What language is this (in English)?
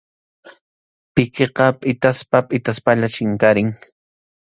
Arequipa-La Unión Quechua